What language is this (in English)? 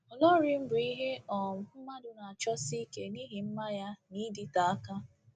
Igbo